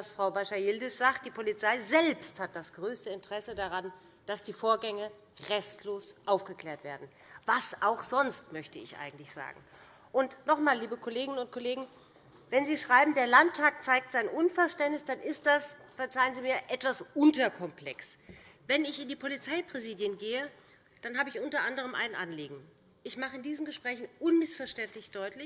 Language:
German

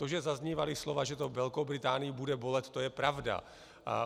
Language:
Czech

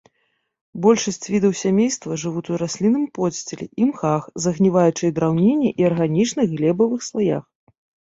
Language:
Belarusian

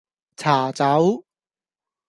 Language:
Cantonese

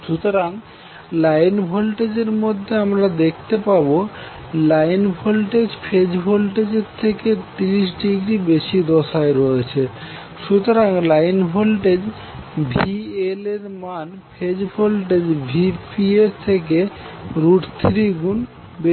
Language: Bangla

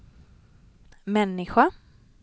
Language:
Swedish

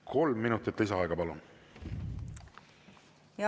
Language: Estonian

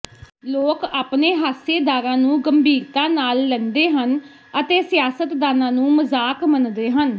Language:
Punjabi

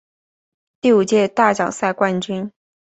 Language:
Chinese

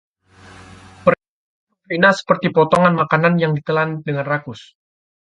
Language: Indonesian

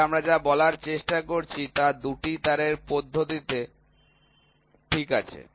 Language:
Bangla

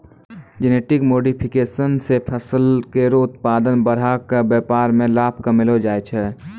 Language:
Maithili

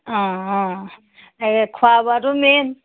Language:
Assamese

